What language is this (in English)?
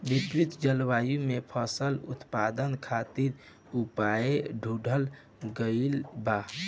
Bhojpuri